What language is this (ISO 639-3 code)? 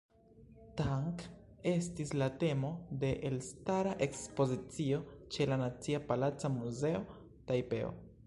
epo